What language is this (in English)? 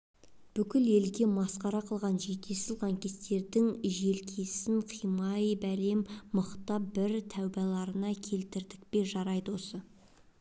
Kazakh